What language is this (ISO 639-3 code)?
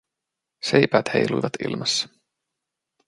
fin